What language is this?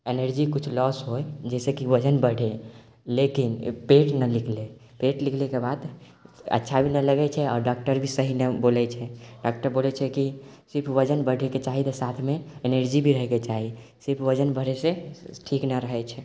Maithili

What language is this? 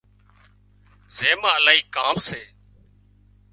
Wadiyara Koli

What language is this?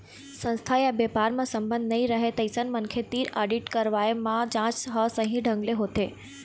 Chhattisgarhi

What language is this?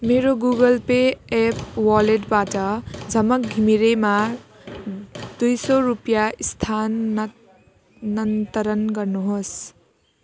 Nepali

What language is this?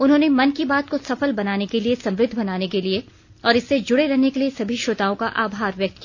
Hindi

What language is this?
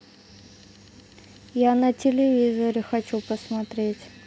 Russian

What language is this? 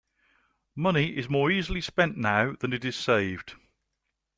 English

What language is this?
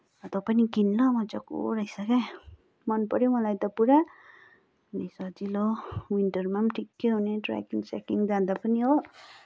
Nepali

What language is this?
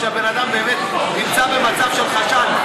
Hebrew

